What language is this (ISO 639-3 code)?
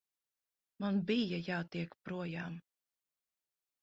lav